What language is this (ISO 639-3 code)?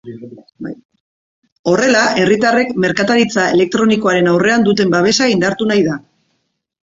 eus